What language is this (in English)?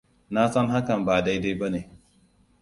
Hausa